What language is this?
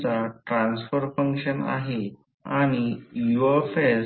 Marathi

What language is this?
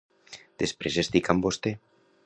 Catalan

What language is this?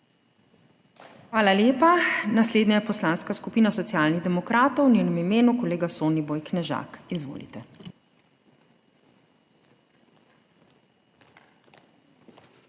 Slovenian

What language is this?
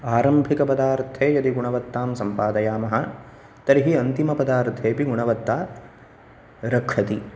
Sanskrit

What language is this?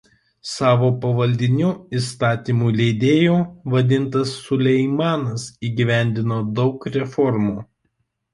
Lithuanian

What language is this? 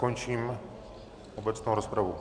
Czech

